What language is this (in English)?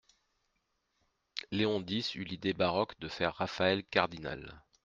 French